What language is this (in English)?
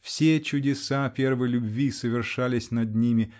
Russian